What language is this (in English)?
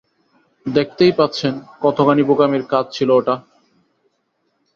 Bangla